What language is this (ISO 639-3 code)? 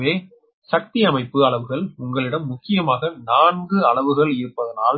tam